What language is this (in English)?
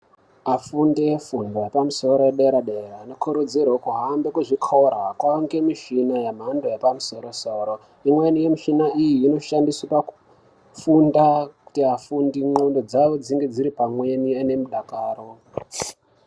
Ndau